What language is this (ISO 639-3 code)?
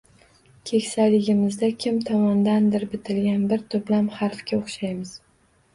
uzb